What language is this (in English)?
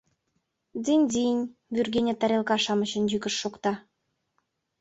Mari